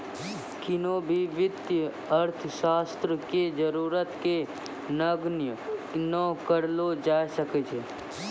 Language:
Maithili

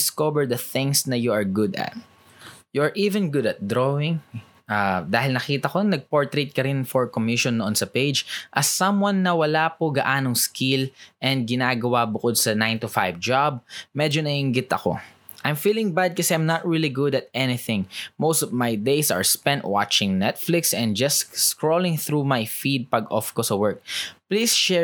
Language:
Filipino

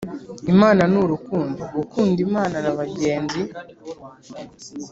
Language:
Kinyarwanda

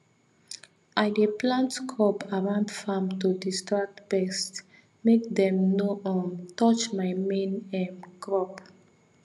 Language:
Nigerian Pidgin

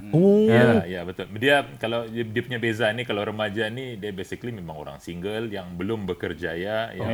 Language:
Malay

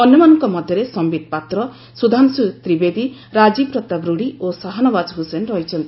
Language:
Odia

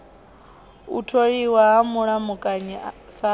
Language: Venda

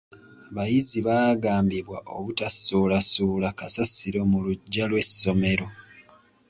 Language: Ganda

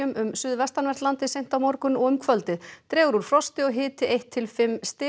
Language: Icelandic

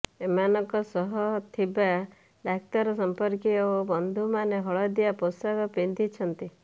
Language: Odia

